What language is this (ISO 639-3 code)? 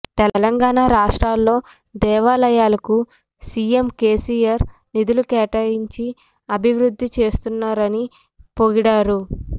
tel